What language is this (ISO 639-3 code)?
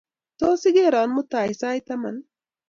kln